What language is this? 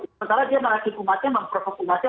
Indonesian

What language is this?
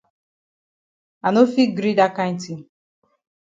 Cameroon Pidgin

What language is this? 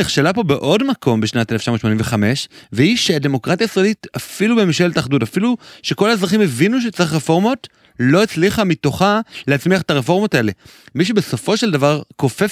Hebrew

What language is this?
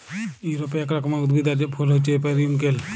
Bangla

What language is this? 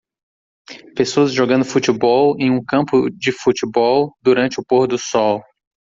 Portuguese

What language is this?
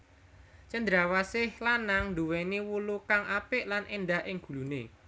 Javanese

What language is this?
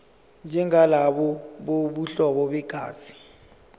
Zulu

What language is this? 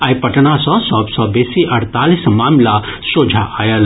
Maithili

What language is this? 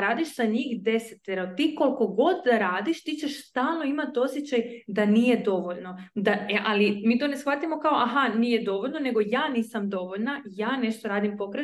Croatian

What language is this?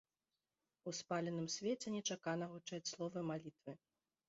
Belarusian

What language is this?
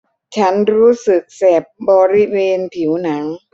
Thai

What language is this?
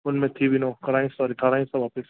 Sindhi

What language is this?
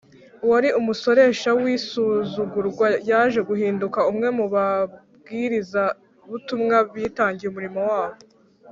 Kinyarwanda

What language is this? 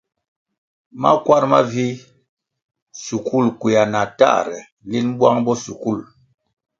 Kwasio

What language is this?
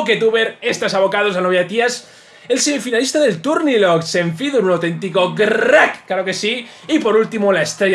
Spanish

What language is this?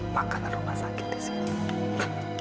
Indonesian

